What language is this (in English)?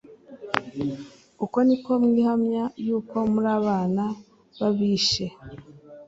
Kinyarwanda